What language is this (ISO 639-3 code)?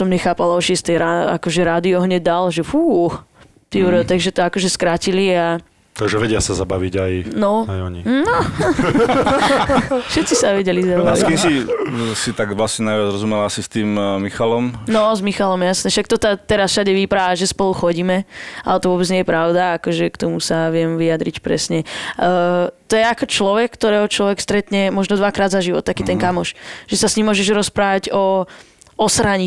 slk